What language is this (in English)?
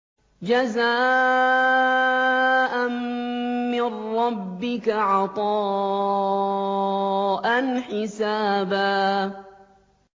Arabic